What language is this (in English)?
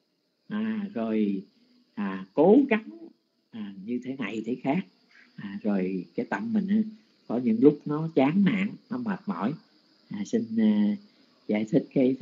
Vietnamese